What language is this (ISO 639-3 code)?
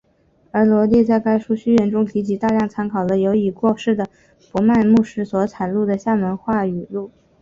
zho